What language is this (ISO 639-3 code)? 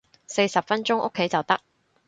yue